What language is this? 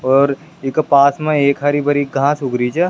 Rajasthani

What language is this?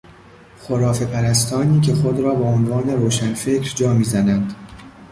Persian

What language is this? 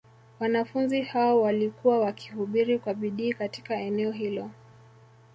Swahili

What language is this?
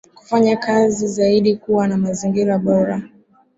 Swahili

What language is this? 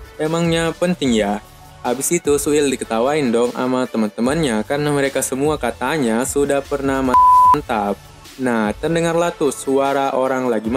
Indonesian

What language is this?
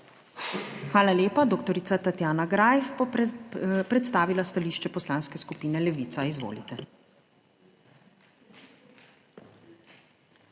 Slovenian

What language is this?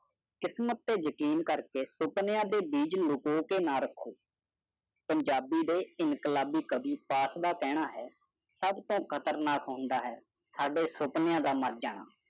Punjabi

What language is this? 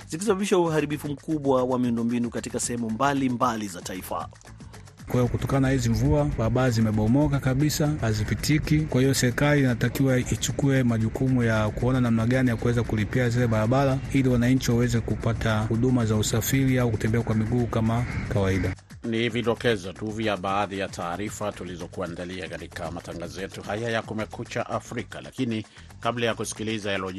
Swahili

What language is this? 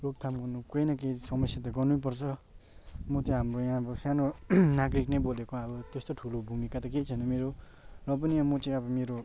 Nepali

